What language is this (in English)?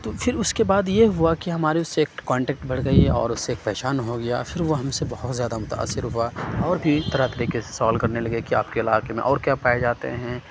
Urdu